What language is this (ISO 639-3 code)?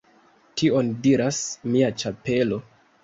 epo